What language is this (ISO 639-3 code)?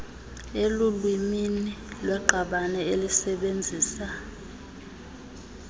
xho